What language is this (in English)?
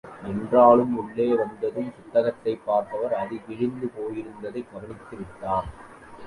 Tamil